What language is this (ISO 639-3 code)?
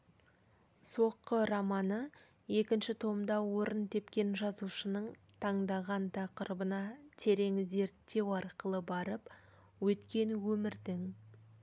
kaz